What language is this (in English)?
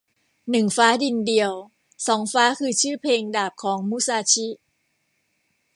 Thai